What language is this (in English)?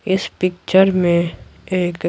Hindi